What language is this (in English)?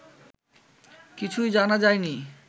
Bangla